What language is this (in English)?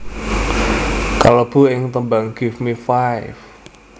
Javanese